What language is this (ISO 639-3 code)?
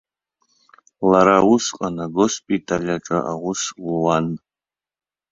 abk